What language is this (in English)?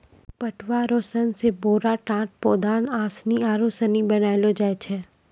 Maithili